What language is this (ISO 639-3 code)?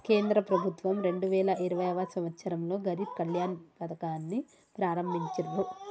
tel